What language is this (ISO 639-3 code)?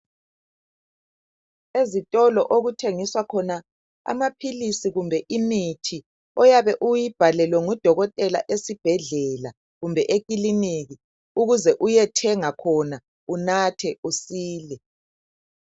nde